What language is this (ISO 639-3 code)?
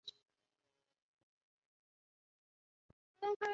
zho